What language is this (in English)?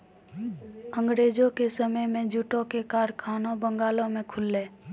Maithili